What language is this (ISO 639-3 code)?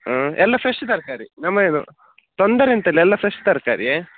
kan